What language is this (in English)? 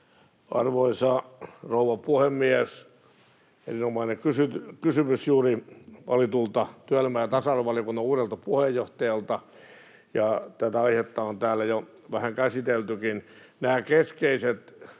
Finnish